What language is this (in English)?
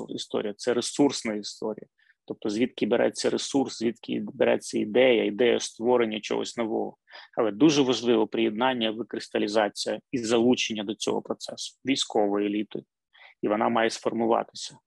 Ukrainian